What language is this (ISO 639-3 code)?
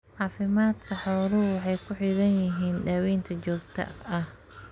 som